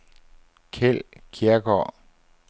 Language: Danish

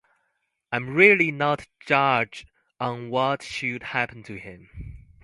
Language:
English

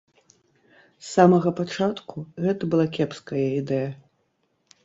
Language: Belarusian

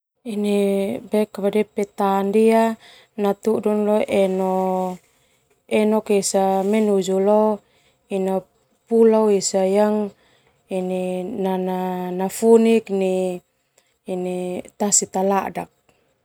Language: Termanu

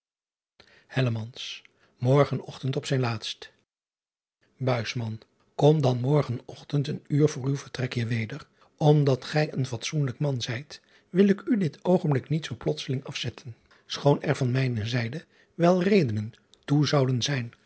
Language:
Dutch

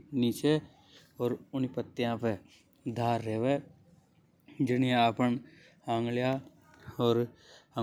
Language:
Hadothi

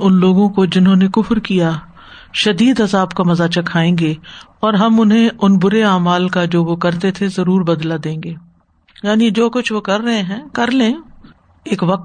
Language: Urdu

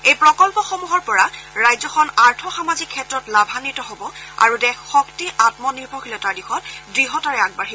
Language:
Assamese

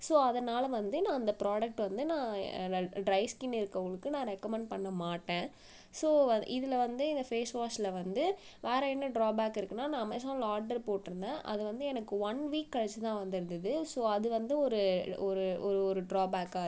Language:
Tamil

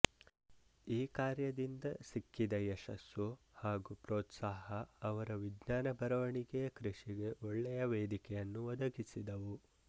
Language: Kannada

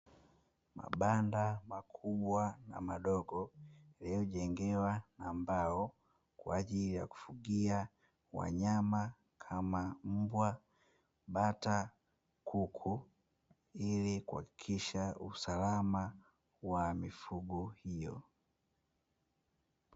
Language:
Swahili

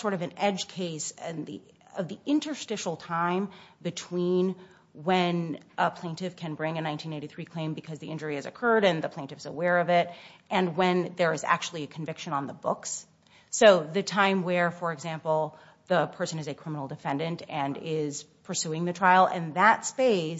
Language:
English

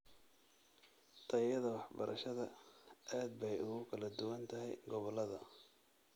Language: Somali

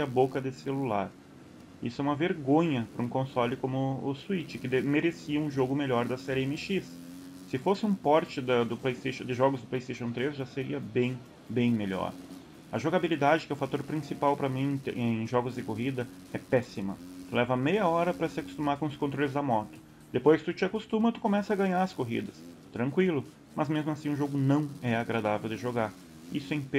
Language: Portuguese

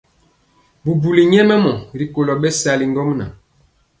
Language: Mpiemo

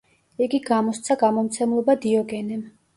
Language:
Georgian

